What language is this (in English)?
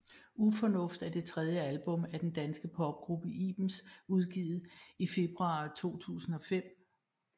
Danish